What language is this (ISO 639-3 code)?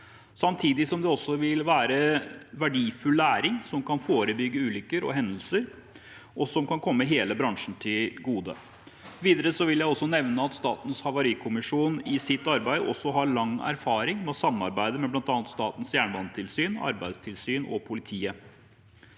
nor